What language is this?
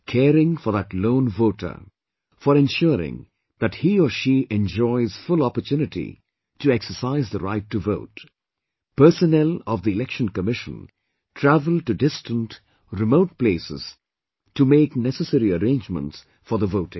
English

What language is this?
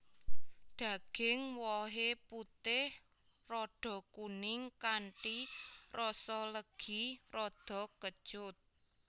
Javanese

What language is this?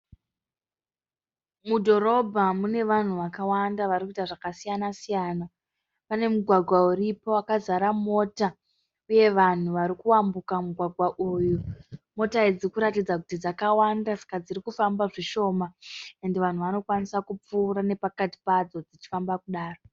Shona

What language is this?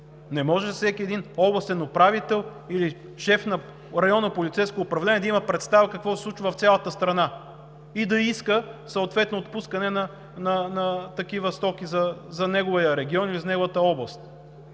Bulgarian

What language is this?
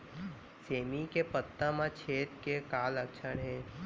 Chhattisgarhi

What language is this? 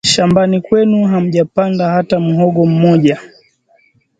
Swahili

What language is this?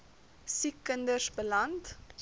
Afrikaans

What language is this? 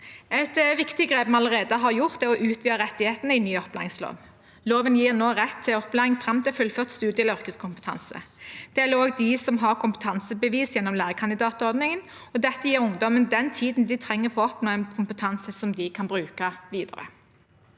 Norwegian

